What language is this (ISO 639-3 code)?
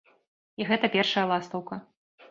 bel